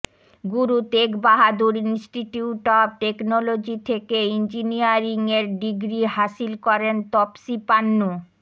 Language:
Bangla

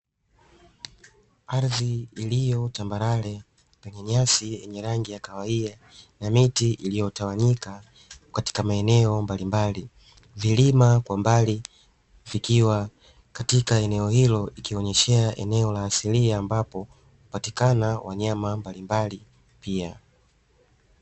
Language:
Swahili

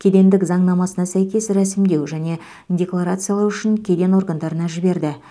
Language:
Kazakh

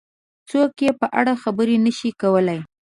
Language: Pashto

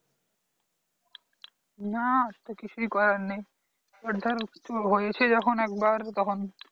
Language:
Bangla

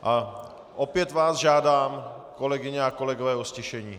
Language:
Czech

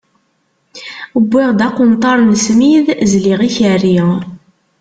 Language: Kabyle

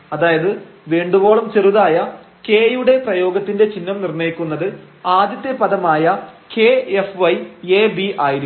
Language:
Malayalam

